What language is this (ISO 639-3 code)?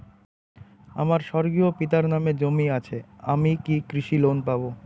ben